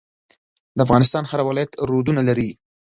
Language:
Pashto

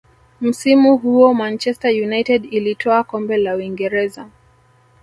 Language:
Swahili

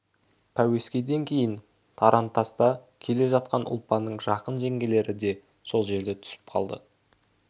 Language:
Kazakh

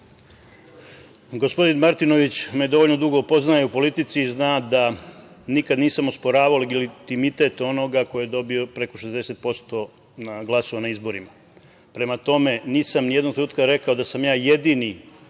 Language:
Serbian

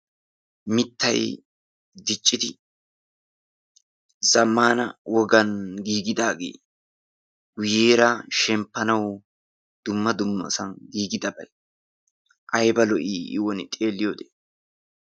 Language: Wolaytta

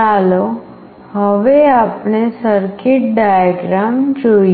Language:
Gujarati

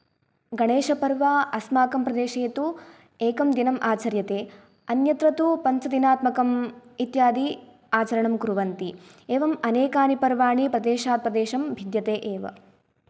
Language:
Sanskrit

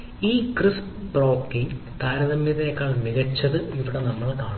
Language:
Malayalam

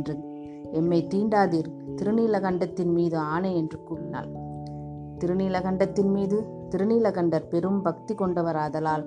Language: Tamil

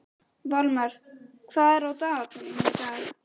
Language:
Icelandic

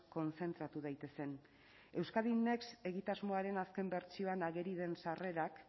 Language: Basque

